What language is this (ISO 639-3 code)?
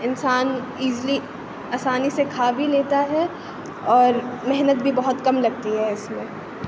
urd